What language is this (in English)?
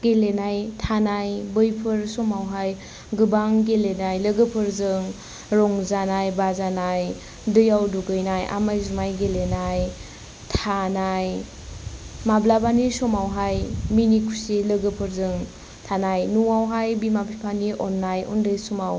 Bodo